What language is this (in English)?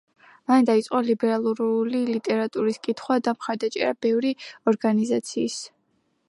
Georgian